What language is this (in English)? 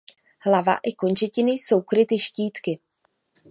Czech